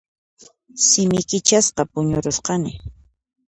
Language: Puno Quechua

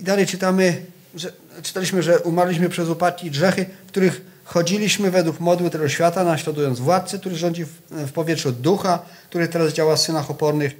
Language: Polish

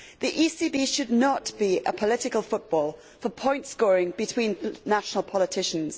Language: English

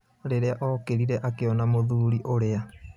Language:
Kikuyu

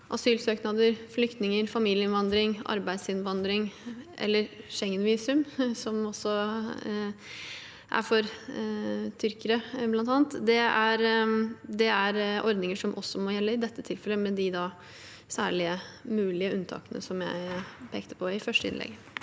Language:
Norwegian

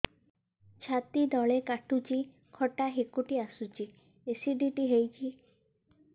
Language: Odia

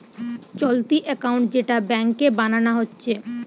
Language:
Bangla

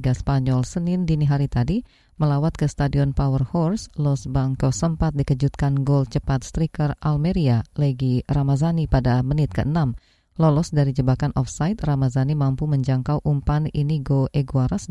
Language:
Indonesian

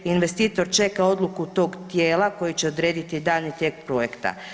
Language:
Croatian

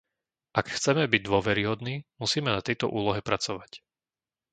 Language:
Slovak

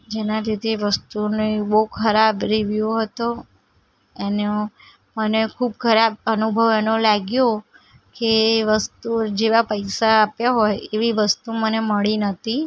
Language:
Gujarati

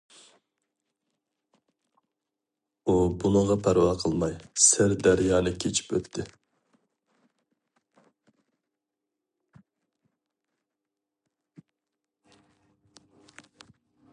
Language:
Uyghur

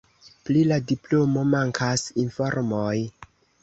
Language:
Esperanto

